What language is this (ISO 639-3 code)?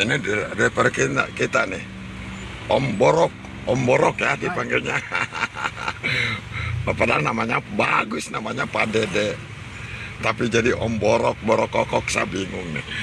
ind